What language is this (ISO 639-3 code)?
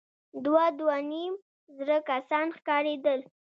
pus